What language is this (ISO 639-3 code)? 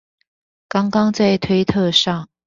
zho